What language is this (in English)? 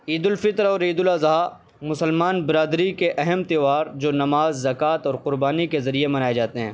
Urdu